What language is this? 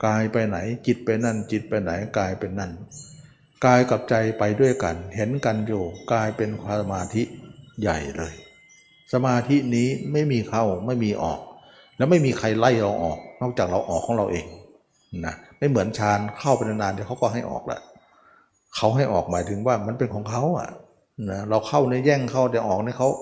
Thai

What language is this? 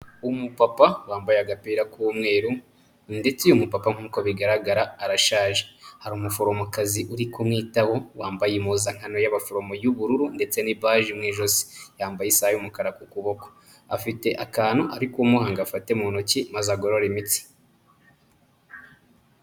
Kinyarwanda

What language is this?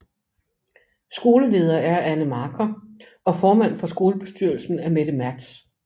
Danish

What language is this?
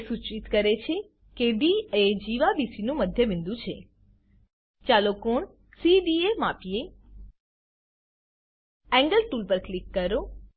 Gujarati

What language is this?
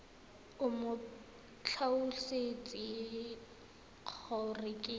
Tswana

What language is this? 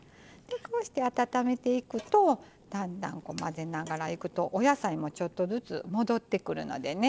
Japanese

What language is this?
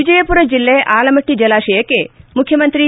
Kannada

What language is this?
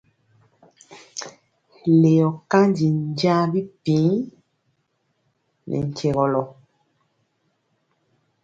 Mpiemo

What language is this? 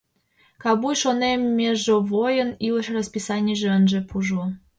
Mari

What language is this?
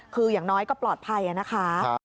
Thai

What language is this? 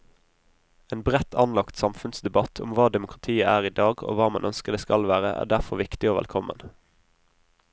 Norwegian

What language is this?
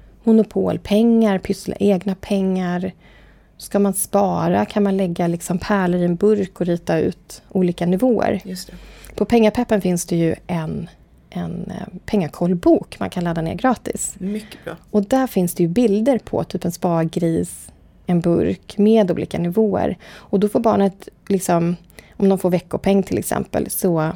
Swedish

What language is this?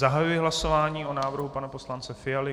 Czech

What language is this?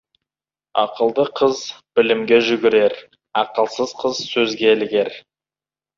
Kazakh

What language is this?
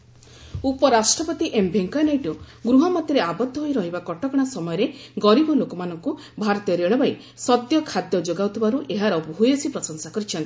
Odia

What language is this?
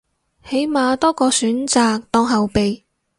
Cantonese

